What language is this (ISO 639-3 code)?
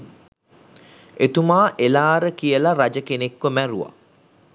sin